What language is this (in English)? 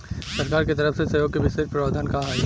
Bhojpuri